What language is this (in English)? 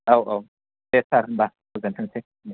Bodo